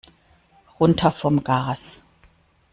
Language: German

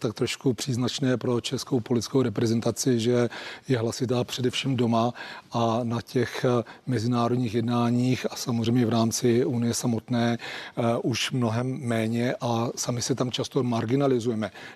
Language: Czech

